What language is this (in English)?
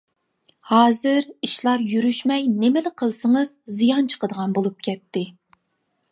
Uyghur